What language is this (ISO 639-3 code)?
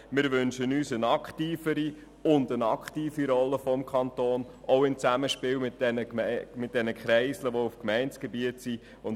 gsw